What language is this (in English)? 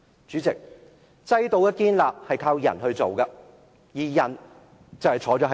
Cantonese